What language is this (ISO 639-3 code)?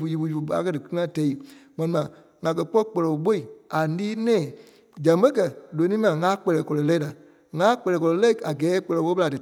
kpe